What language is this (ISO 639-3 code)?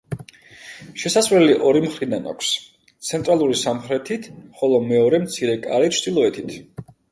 kat